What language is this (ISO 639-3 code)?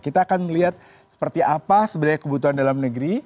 ind